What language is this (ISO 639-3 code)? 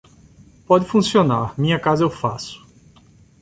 por